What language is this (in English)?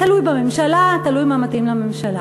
Hebrew